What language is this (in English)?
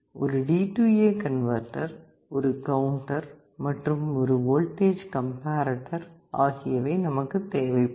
Tamil